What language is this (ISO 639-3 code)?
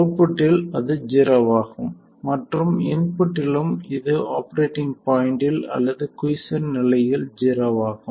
tam